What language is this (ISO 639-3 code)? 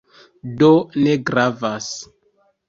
epo